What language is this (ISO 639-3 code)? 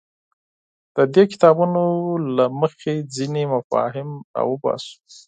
pus